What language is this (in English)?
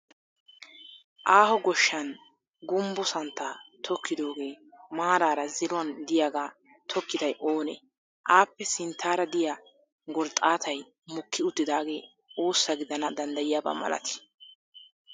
Wolaytta